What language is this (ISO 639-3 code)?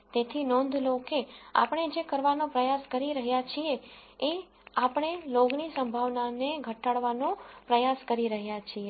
guj